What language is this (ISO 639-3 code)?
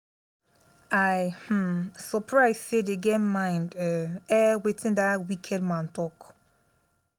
pcm